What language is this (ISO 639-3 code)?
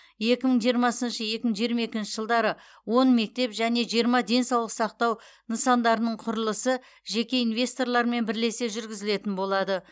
kaz